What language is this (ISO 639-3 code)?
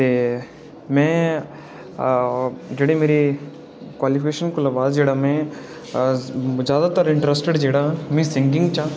doi